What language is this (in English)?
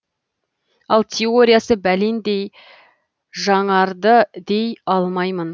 Kazakh